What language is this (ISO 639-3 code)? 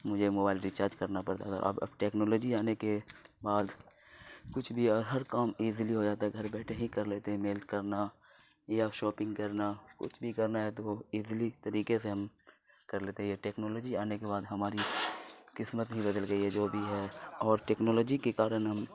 urd